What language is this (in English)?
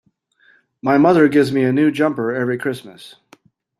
English